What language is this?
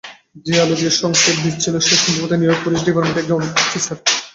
Bangla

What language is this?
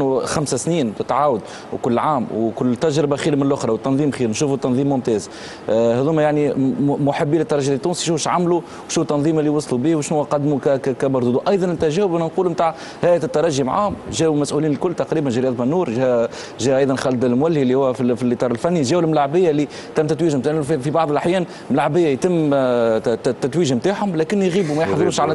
Arabic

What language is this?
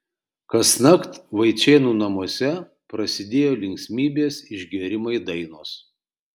Lithuanian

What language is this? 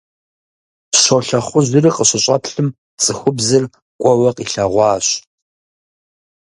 Kabardian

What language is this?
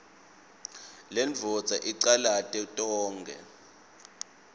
Swati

